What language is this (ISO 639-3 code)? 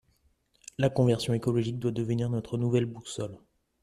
fra